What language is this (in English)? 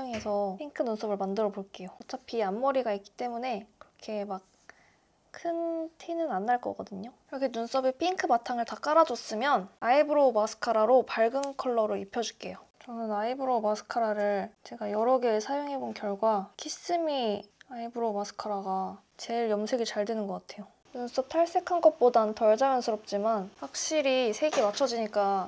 Korean